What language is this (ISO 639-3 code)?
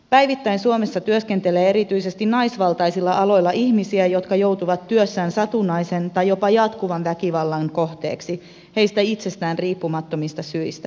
fin